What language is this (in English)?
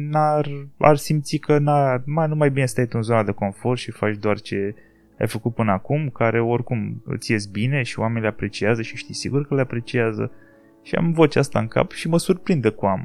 Romanian